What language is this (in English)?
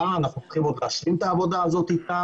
Hebrew